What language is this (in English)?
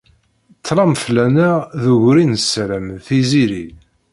Kabyle